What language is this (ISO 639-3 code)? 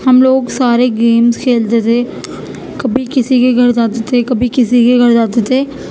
urd